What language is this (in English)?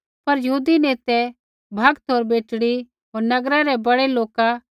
Kullu Pahari